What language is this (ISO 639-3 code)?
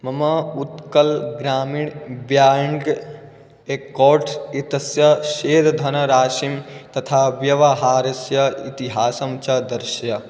san